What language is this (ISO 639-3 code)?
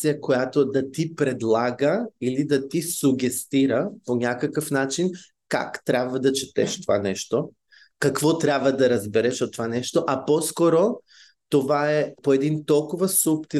bul